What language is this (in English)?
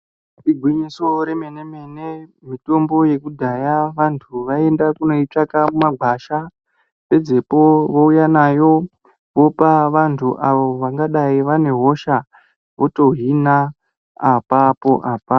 Ndau